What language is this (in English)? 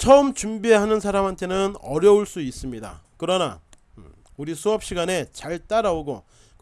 Korean